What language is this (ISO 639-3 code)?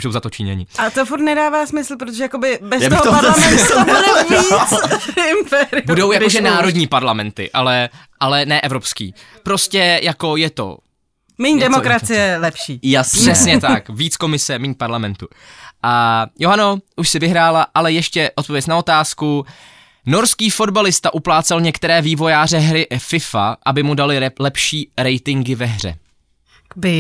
ces